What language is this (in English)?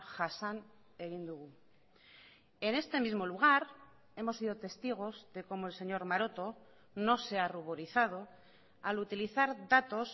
Spanish